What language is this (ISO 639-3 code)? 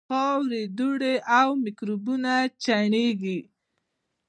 pus